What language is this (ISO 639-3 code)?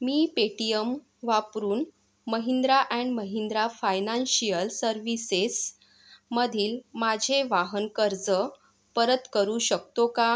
mar